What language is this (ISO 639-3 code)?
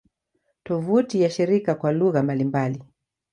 swa